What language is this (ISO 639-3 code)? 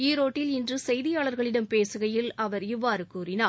tam